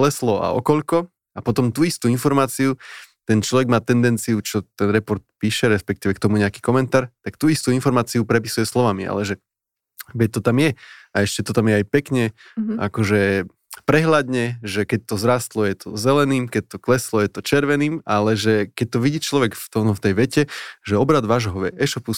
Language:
Slovak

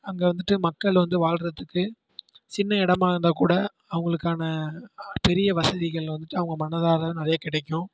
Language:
Tamil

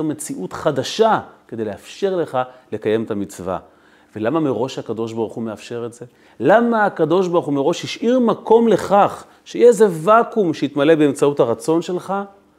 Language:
Hebrew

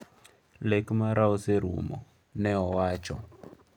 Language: Luo (Kenya and Tanzania)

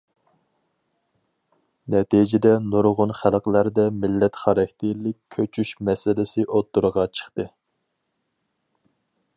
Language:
Uyghur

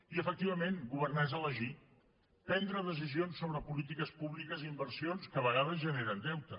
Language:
Catalan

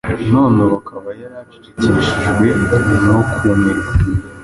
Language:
Kinyarwanda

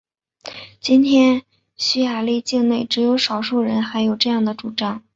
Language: Chinese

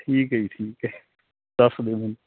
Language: Punjabi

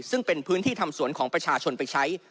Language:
Thai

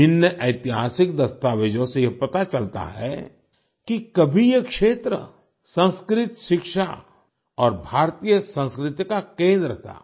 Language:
Hindi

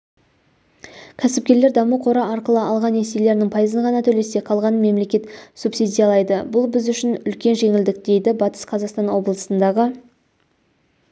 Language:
Kazakh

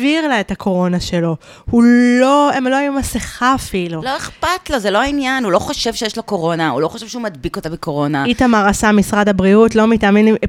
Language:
Hebrew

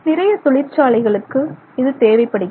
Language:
Tamil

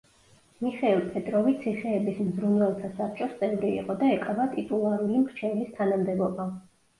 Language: Georgian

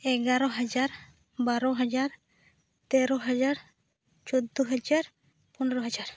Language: Santali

